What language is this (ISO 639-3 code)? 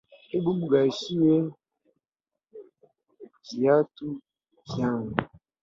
swa